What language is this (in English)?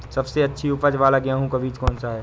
Hindi